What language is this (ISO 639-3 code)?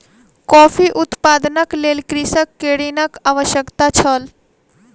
mai